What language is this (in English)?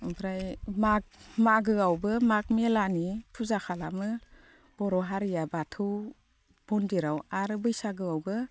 Bodo